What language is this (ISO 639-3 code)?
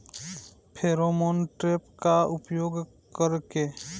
bho